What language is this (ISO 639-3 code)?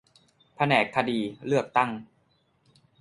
tha